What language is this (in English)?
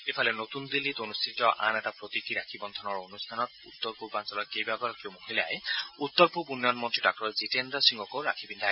Assamese